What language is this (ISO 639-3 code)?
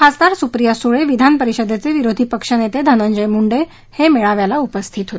mar